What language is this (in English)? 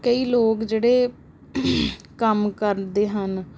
Punjabi